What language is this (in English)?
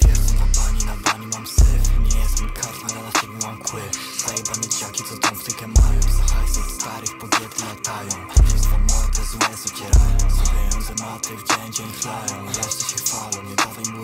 Polish